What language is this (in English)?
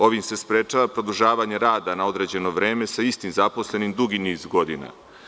Serbian